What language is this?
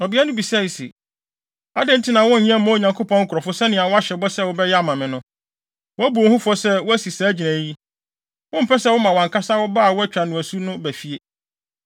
Akan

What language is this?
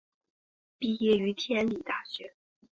Chinese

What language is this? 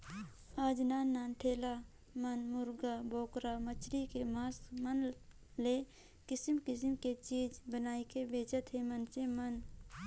Chhattisgarhi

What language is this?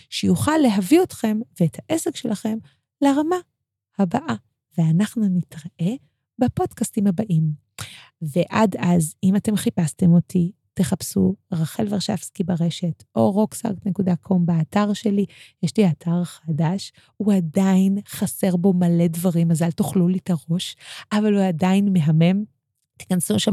Hebrew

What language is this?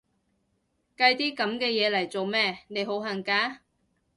Cantonese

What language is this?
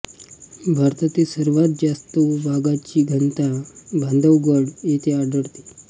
Marathi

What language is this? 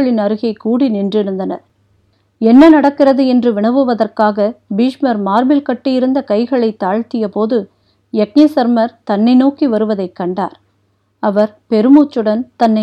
Tamil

